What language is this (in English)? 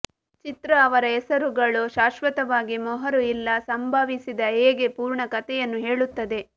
Kannada